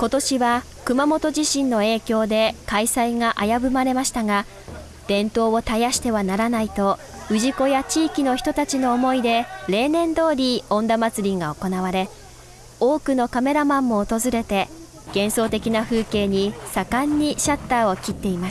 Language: Japanese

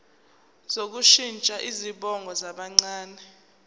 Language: Zulu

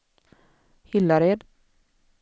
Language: Swedish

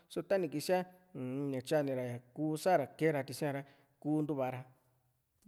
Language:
Juxtlahuaca Mixtec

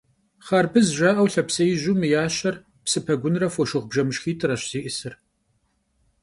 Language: Kabardian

